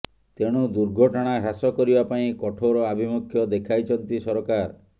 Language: Odia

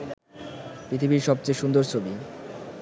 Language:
Bangla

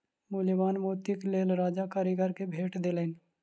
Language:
Maithili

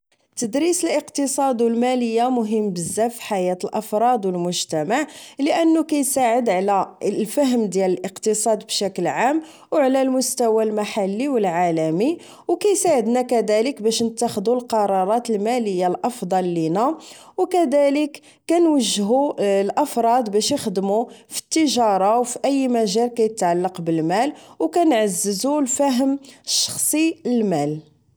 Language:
Moroccan Arabic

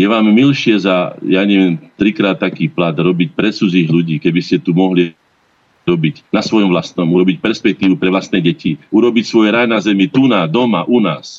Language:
Slovak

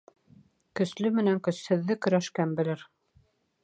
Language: Bashkir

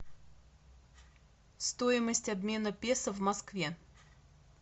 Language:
Russian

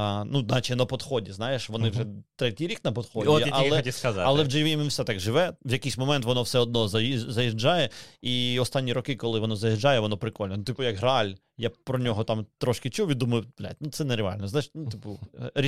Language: Ukrainian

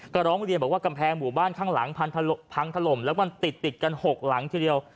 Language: Thai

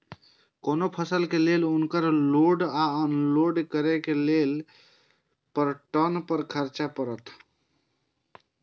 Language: Maithili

